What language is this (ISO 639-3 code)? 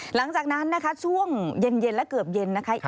tha